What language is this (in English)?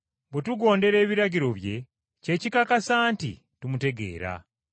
Ganda